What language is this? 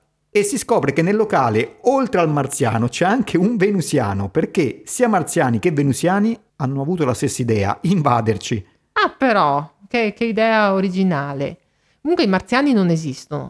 Italian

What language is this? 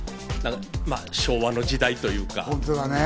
Japanese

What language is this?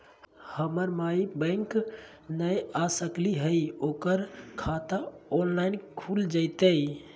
Magahi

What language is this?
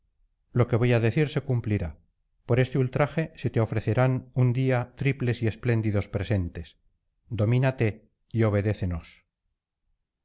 Spanish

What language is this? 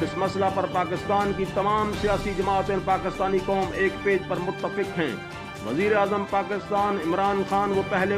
Hindi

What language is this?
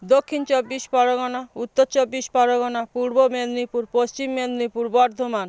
Bangla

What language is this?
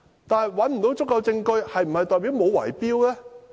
Cantonese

